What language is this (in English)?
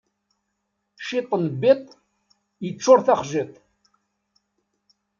Kabyle